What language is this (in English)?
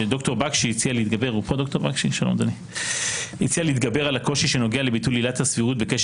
Hebrew